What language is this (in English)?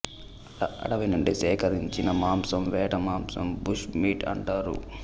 Telugu